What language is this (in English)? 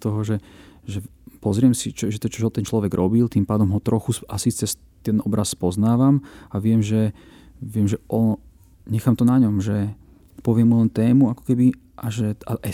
Slovak